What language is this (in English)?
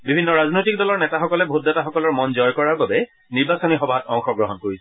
Assamese